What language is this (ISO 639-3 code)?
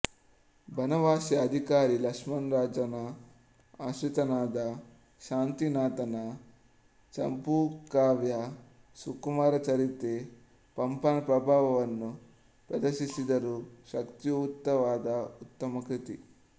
kan